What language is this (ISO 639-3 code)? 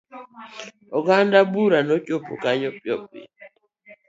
luo